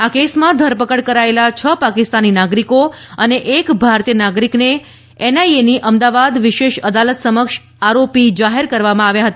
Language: Gujarati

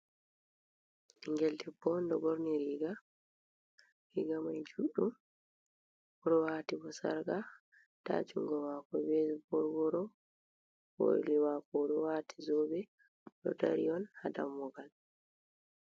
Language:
Fula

